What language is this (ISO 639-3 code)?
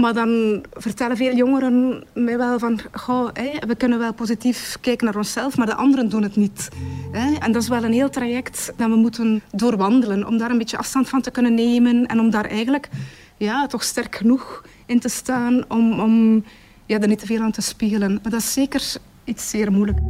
nld